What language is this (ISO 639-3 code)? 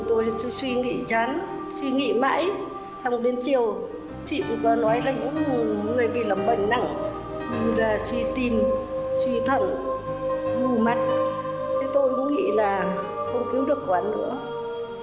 vie